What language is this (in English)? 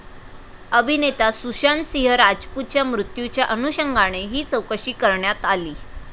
Marathi